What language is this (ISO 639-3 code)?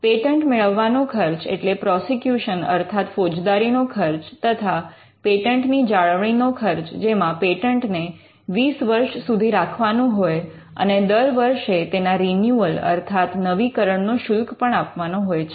guj